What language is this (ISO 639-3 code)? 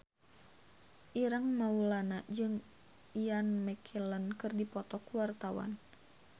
sun